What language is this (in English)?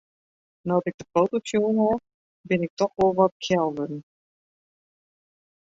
Western Frisian